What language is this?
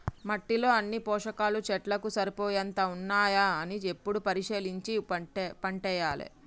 Telugu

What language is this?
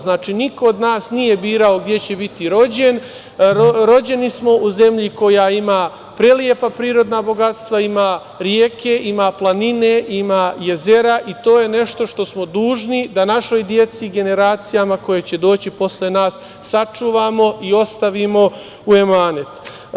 Serbian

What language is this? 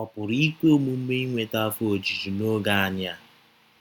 Igbo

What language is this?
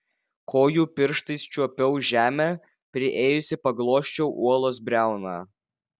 Lithuanian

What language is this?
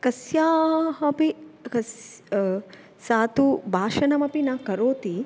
Sanskrit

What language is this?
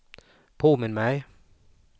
Swedish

